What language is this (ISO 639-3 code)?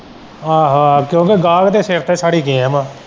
pan